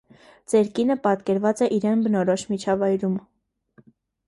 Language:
Armenian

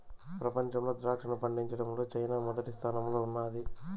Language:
Telugu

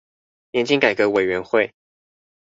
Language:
Chinese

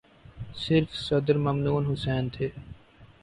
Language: Urdu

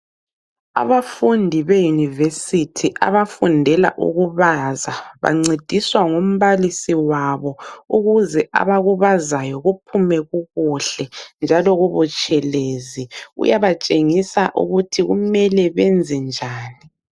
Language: North Ndebele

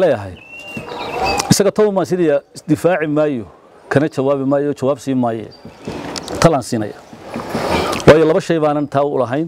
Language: Arabic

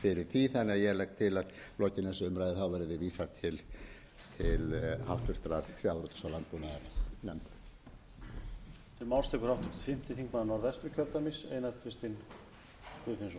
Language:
Icelandic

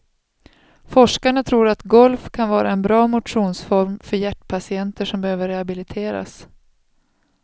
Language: Swedish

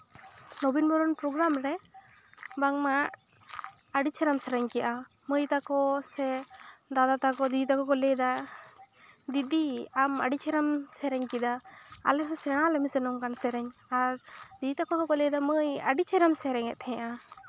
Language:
Santali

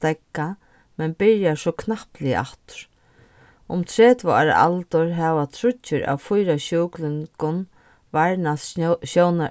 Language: Faroese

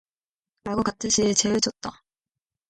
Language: Korean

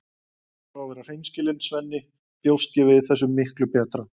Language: Icelandic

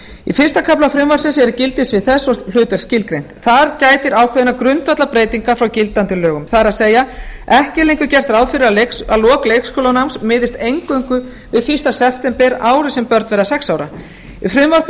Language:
Icelandic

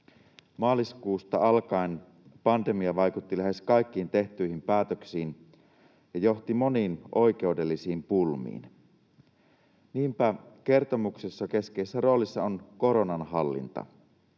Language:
Finnish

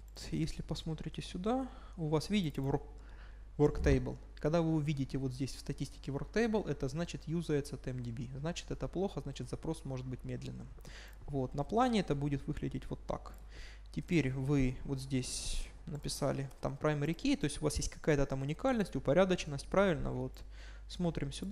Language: Russian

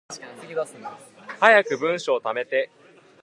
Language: Japanese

